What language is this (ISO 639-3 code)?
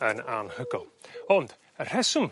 cym